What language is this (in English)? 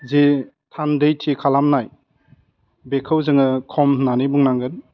Bodo